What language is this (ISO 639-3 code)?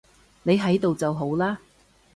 yue